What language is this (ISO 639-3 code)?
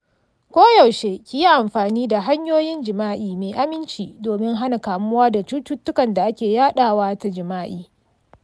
hau